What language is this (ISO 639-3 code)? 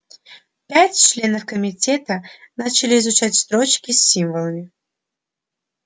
rus